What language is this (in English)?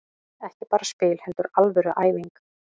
Icelandic